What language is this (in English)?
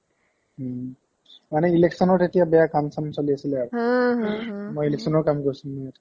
Assamese